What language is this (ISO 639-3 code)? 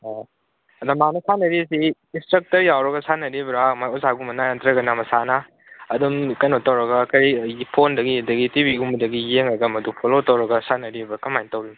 mni